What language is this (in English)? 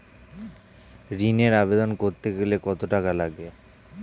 Bangla